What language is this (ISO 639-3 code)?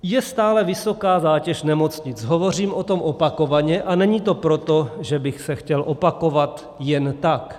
ces